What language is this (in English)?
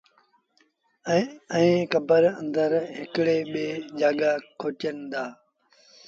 Sindhi Bhil